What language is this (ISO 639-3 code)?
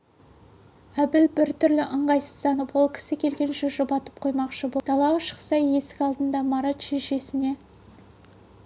kaz